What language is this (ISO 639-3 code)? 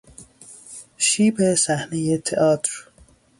fas